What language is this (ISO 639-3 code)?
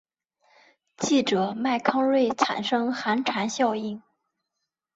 zho